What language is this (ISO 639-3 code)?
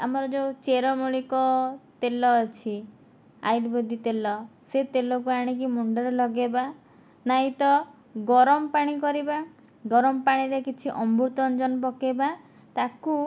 ori